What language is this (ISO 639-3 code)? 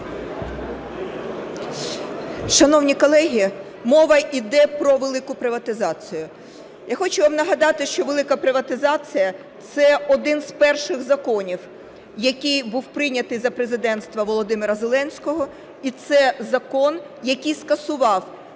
ukr